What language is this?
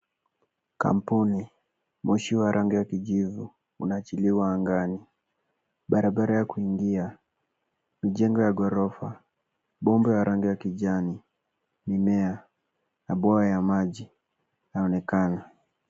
Swahili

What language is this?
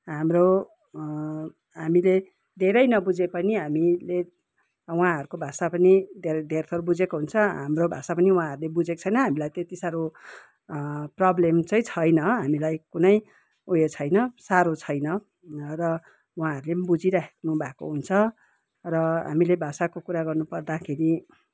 Nepali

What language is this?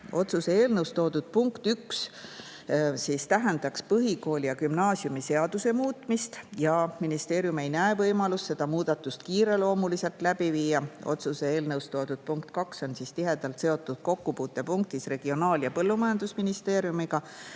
Estonian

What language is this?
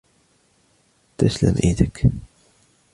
Arabic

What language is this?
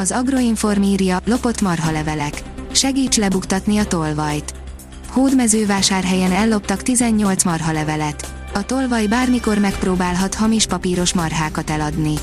Hungarian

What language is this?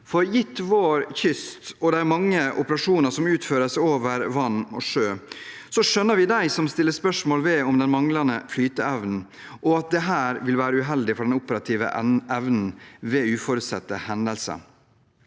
Norwegian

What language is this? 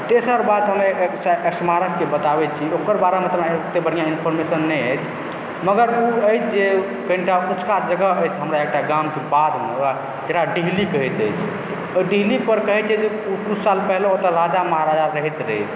Maithili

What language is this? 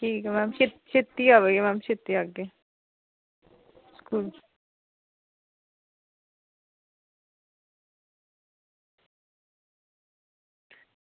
Dogri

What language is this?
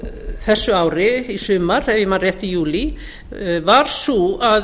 Icelandic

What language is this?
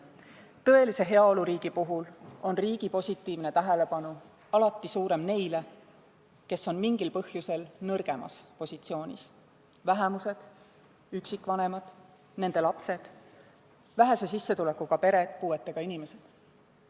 Estonian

